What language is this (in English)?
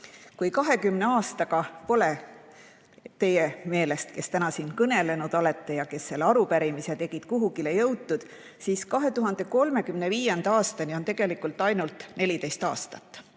Estonian